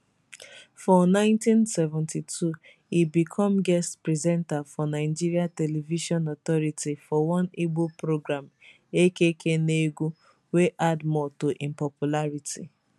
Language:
Nigerian Pidgin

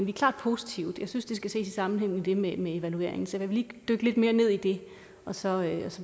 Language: Danish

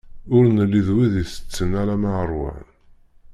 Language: Kabyle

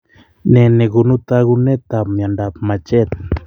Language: Kalenjin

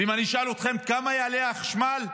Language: Hebrew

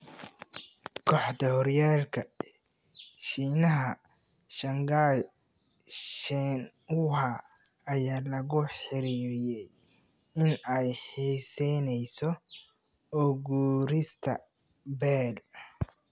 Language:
Somali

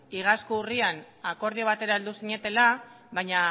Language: Basque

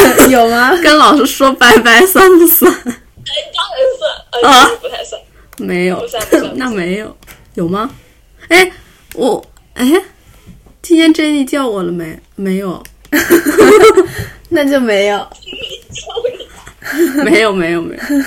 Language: Chinese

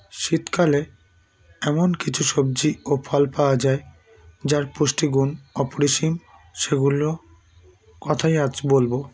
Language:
Bangla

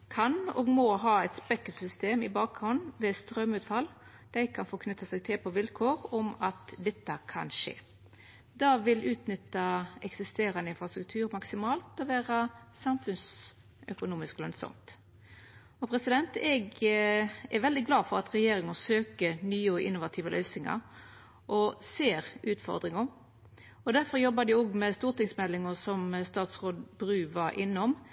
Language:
Norwegian Nynorsk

